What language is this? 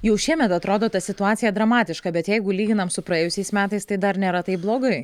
Lithuanian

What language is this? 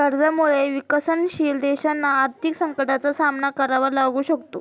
Marathi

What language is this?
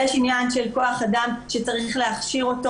Hebrew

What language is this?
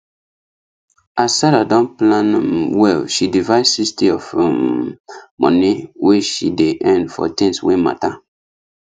Nigerian Pidgin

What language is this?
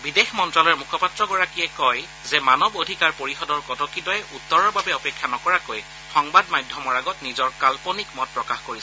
Assamese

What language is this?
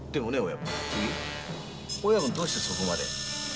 Japanese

